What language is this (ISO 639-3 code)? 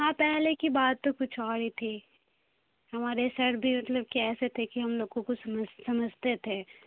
urd